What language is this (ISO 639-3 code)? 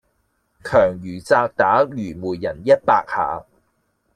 yue